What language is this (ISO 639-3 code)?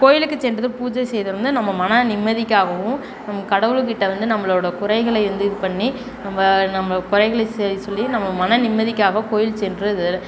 tam